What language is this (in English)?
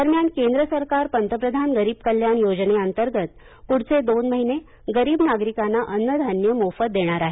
Marathi